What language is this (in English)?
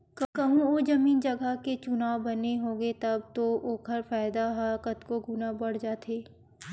Chhattisgarhi